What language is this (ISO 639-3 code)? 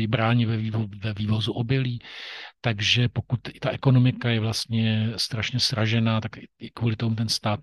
ces